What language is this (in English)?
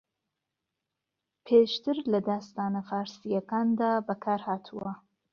Central Kurdish